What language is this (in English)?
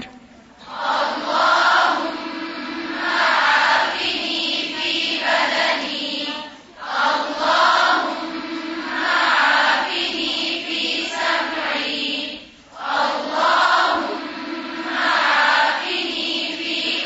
Urdu